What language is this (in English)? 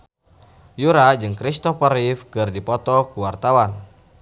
Sundanese